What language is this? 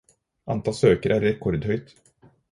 Norwegian Bokmål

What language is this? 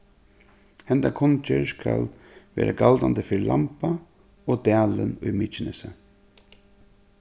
Faroese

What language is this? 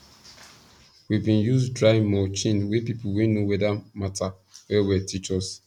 Nigerian Pidgin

